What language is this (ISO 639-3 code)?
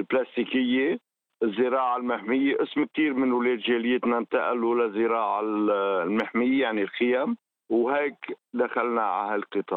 ara